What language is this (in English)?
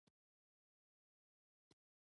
Pashto